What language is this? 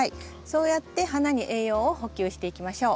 Japanese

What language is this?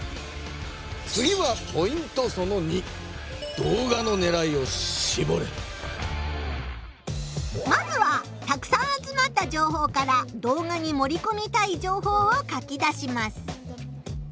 Japanese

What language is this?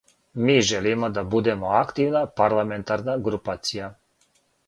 Serbian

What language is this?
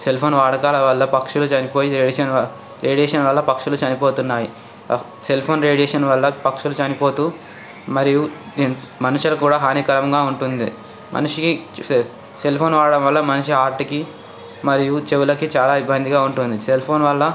Telugu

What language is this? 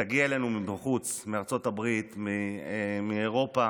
Hebrew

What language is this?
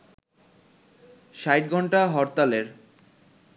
Bangla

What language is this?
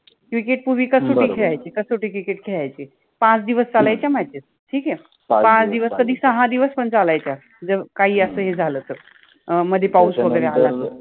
Marathi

